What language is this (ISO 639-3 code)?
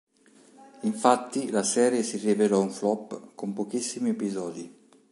ita